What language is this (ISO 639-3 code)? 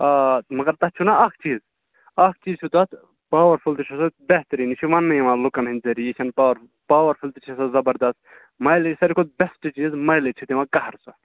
kas